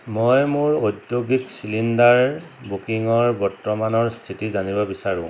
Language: Assamese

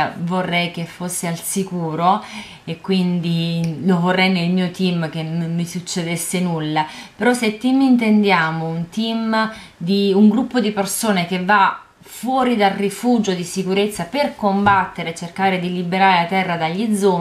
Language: Italian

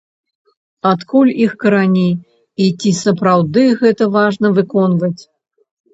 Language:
Belarusian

